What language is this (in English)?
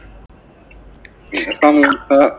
Malayalam